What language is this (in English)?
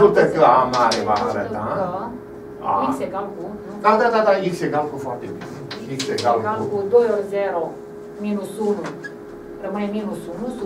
Romanian